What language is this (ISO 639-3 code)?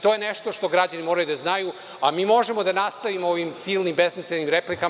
srp